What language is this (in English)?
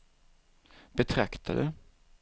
Swedish